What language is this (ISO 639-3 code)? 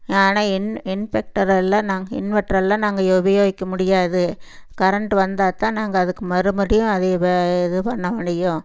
tam